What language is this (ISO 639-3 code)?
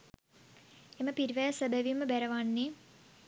sin